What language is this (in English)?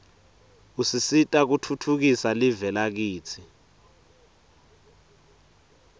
Swati